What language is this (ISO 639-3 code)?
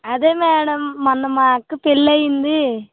tel